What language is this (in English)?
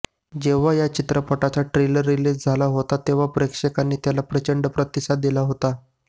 Marathi